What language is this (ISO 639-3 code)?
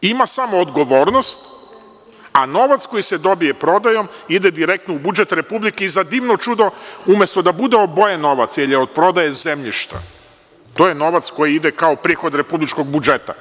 srp